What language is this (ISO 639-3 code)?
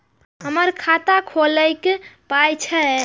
mai